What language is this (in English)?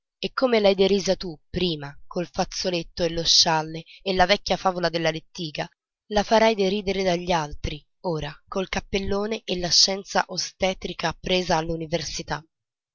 Italian